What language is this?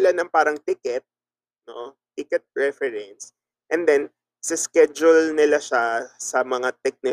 Filipino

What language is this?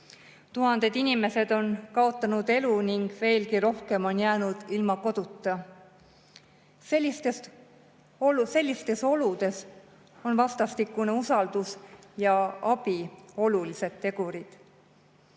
Estonian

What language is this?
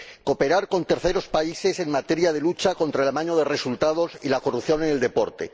Spanish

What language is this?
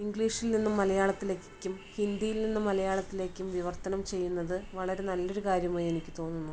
Malayalam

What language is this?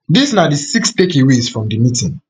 Nigerian Pidgin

